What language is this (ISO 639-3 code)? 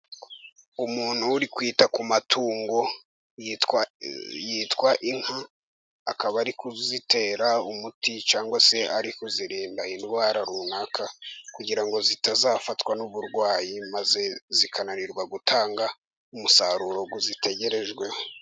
kin